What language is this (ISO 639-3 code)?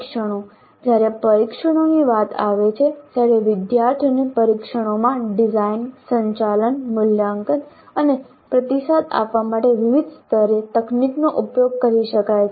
guj